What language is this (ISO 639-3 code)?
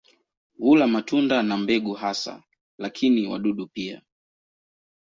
swa